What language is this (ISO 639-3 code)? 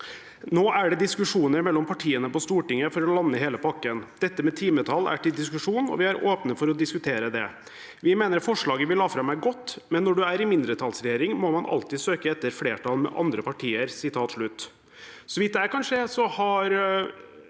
nor